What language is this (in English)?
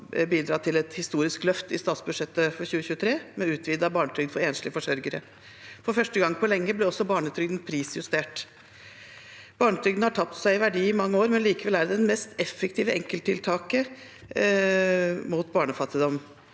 Norwegian